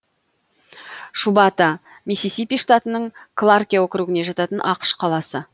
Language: Kazakh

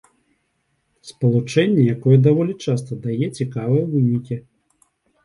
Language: Belarusian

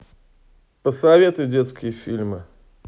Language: Russian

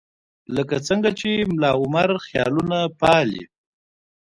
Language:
Pashto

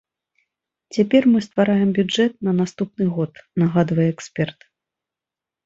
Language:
Belarusian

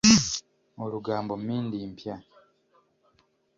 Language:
Ganda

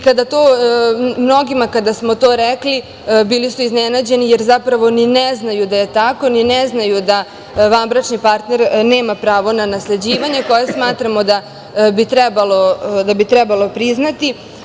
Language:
Serbian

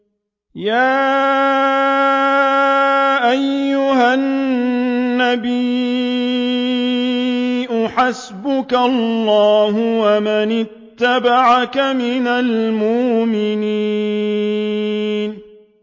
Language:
Arabic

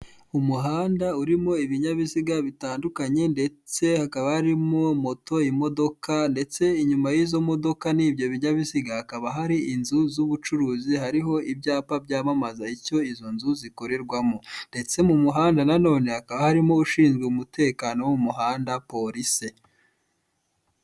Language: Kinyarwanda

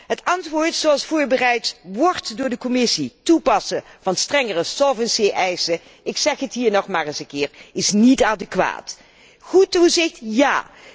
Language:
Dutch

